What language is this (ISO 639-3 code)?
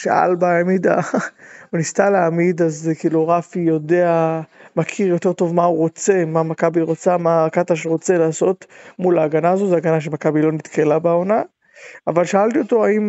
heb